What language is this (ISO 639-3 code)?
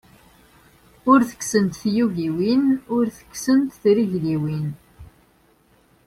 kab